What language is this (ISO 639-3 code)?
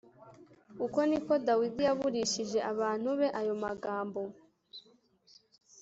kin